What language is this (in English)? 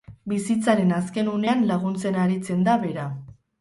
Basque